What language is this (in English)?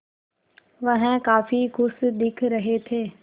Hindi